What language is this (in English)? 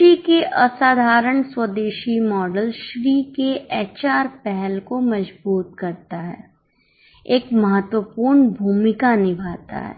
Hindi